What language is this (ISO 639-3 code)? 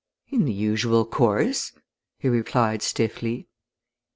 eng